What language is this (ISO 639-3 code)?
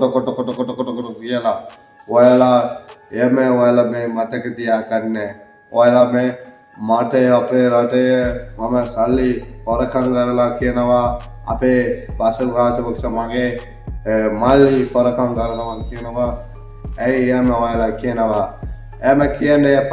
ara